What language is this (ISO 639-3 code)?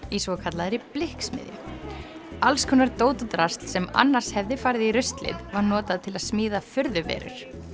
isl